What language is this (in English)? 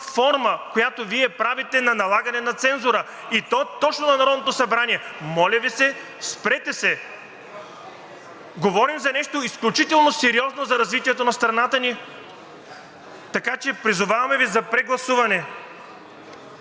Bulgarian